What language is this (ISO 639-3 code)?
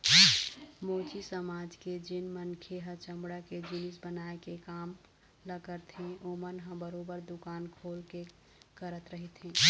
hne